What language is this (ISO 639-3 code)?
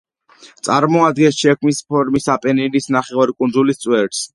kat